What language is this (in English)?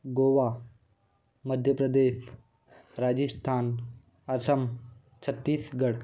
Hindi